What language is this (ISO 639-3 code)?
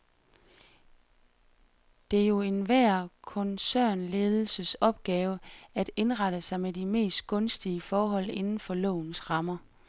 dan